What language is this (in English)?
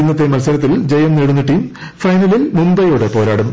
Malayalam